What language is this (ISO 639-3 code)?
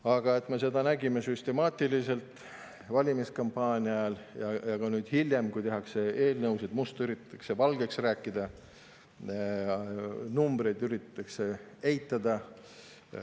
est